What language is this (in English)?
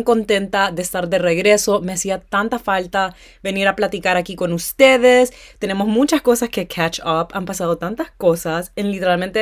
Spanish